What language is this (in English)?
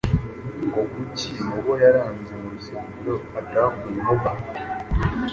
Kinyarwanda